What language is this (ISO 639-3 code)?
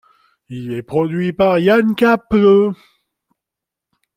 fra